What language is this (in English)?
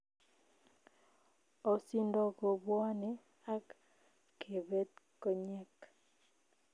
Kalenjin